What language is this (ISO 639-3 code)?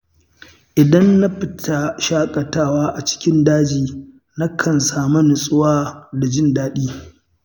hau